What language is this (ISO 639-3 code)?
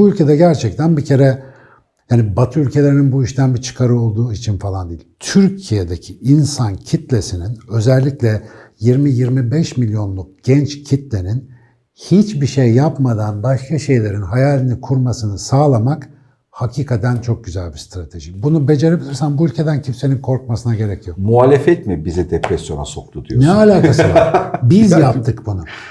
tur